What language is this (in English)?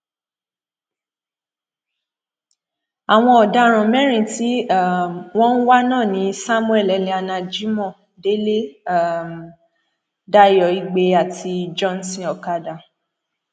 Yoruba